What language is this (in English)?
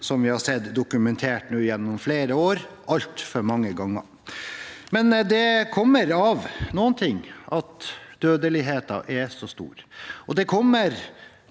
Norwegian